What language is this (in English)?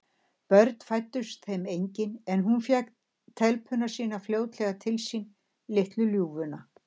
Icelandic